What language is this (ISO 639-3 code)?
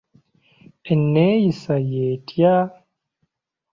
lug